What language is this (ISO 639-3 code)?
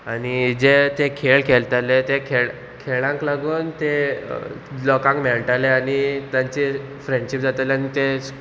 kok